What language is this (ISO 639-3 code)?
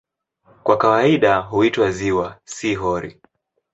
swa